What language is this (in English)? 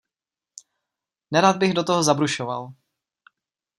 Czech